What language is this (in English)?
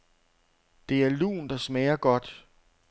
Danish